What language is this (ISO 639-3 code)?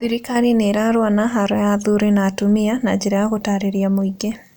kik